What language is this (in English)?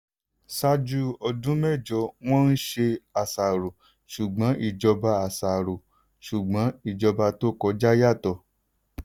Yoruba